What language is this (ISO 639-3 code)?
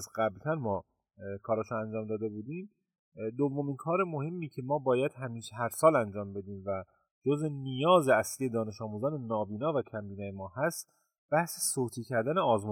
fas